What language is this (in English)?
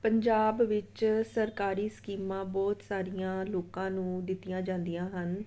Punjabi